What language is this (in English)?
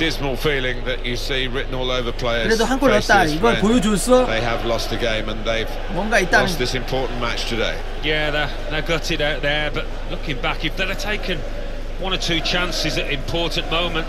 Korean